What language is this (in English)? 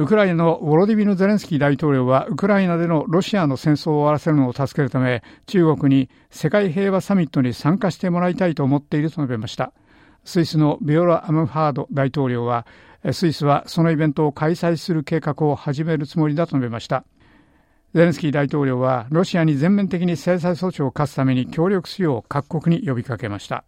Japanese